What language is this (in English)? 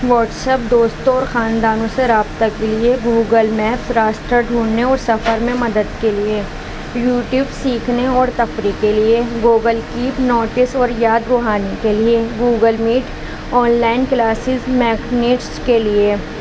Urdu